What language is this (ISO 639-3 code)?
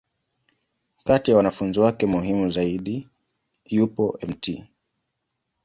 swa